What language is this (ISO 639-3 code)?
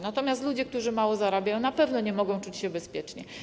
pol